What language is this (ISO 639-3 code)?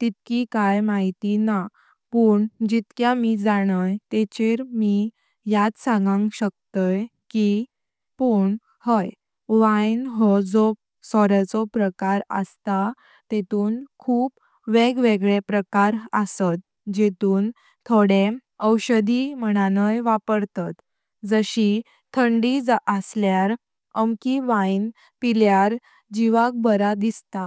kok